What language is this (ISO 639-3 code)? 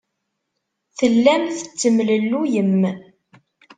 kab